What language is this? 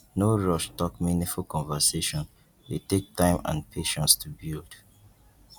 Nigerian Pidgin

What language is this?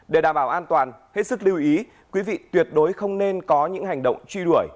Vietnamese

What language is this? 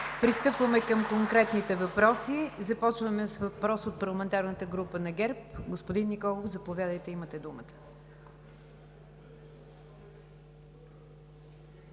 Bulgarian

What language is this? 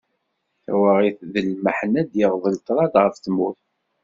Kabyle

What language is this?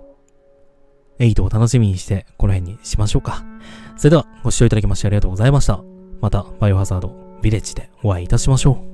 Japanese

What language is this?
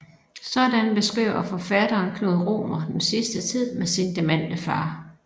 Danish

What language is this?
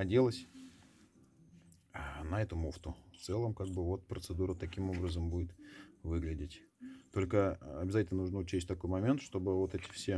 Russian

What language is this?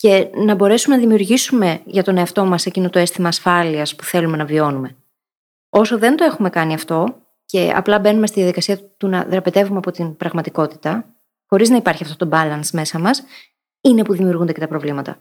Greek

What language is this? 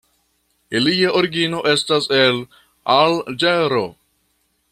Esperanto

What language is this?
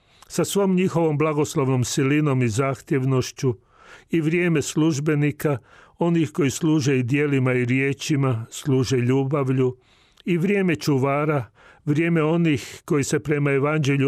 Croatian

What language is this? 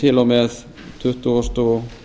Icelandic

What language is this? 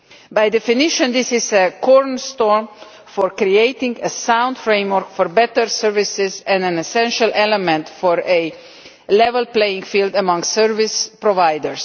English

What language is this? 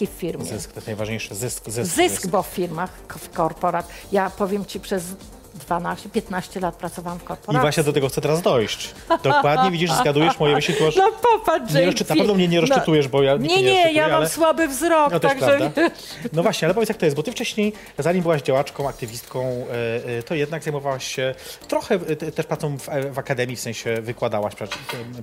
Polish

